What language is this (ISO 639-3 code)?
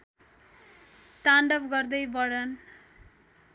nep